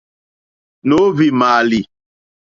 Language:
Mokpwe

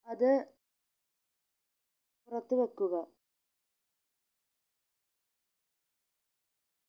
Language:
Malayalam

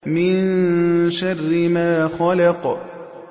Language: Arabic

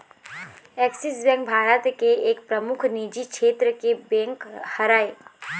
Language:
Chhattisgarhi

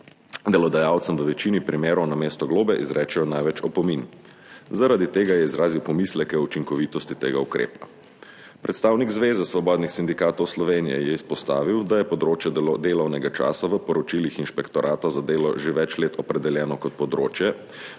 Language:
Slovenian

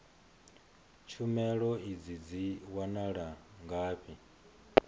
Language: Venda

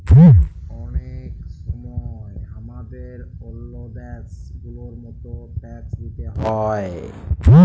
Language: Bangla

